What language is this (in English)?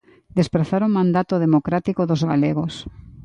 Galician